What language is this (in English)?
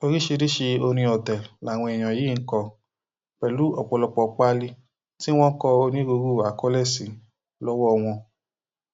Yoruba